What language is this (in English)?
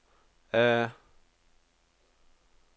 Norwegian